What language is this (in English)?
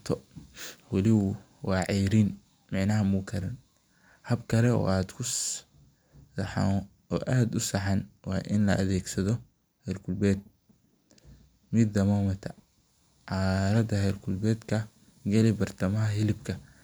Somali